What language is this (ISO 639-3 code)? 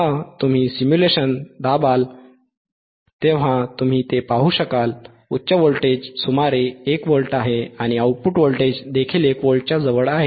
mar